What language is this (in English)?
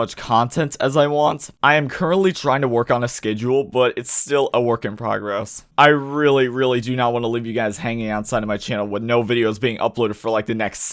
English